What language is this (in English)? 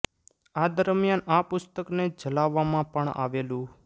Gujarati